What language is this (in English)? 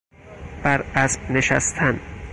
Persian